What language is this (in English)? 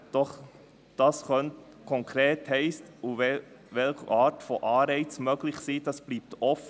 Swiss German